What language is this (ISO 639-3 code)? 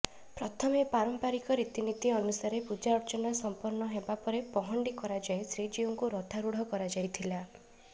ori